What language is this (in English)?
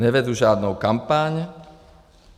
Czech